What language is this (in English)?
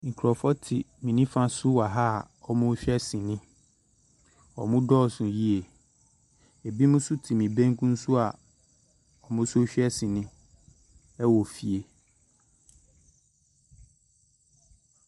Akan